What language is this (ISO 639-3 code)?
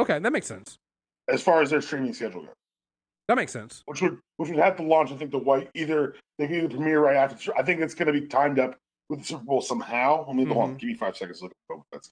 eng